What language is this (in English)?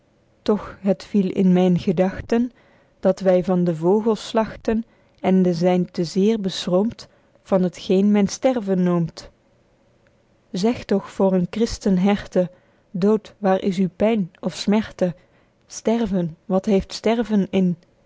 Dutch